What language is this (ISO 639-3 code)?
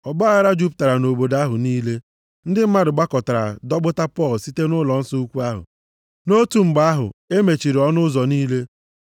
ibo